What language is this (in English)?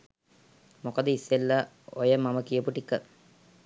Sinhala